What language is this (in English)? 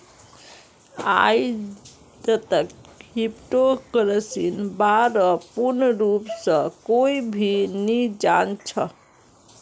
Magahi